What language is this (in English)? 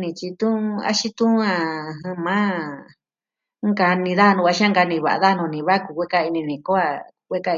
Southwestern Tlaxiaco Mixtec